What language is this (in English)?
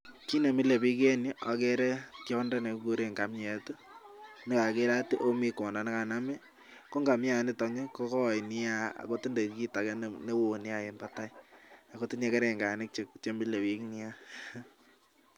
Kalenjin